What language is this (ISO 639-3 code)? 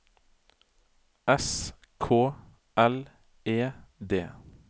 nor